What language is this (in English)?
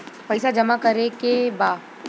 Bhojpuri